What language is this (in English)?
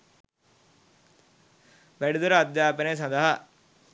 Sinhala